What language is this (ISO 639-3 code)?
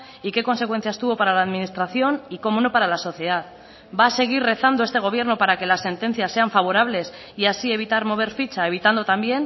spa